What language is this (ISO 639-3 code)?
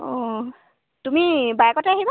asm